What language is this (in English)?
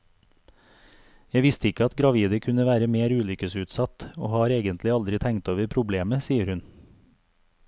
Norwegian